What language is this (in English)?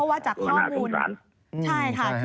Thai